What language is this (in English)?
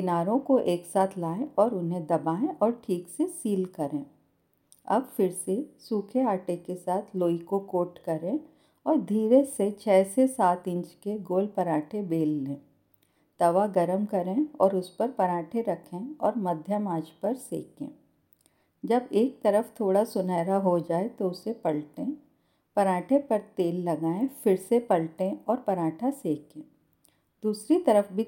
Hindi